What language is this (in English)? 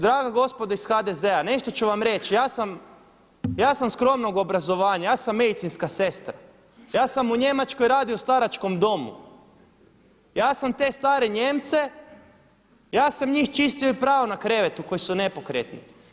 Croatian